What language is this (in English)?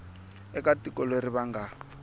Tsonga